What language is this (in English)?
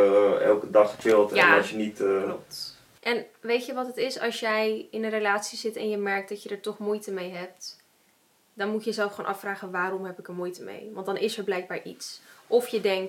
Dutch